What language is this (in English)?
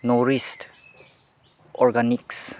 Bodo